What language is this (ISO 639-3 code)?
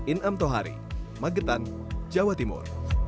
ind